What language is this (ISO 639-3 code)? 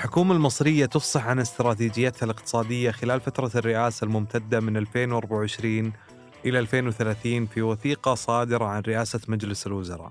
ara